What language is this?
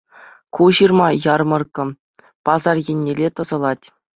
Chuvash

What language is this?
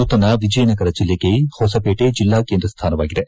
Kannada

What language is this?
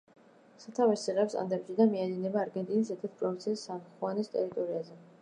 Georgian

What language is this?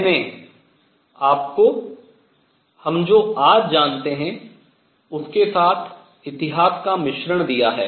Hindi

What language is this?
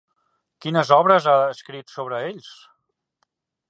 Catalan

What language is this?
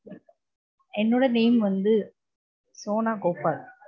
Tamil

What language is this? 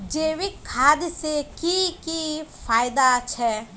Magahi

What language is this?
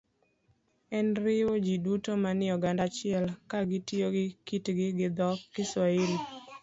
Luo (Kenya and Tanzania)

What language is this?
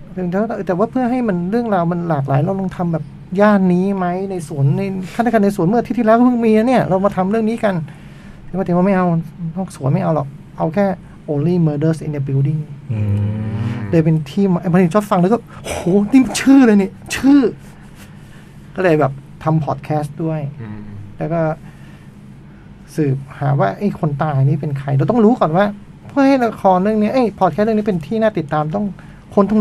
Thai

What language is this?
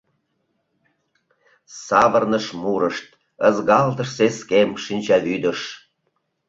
Mari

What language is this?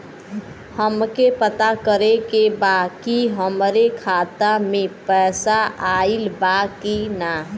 Bhojpuri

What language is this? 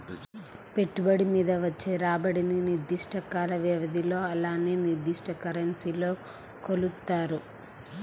Telugu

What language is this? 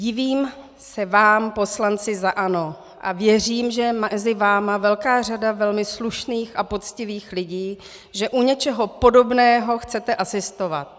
Czech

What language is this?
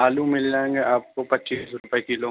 Urdu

